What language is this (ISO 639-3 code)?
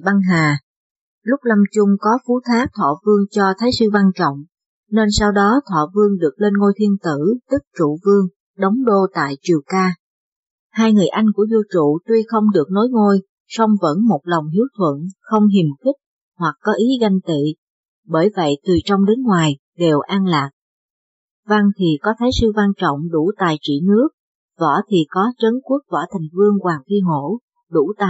vie